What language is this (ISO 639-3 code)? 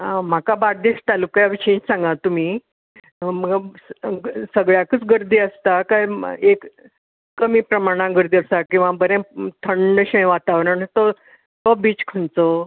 kok